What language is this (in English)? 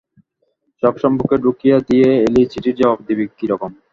Bangla